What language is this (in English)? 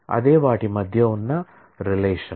Telugu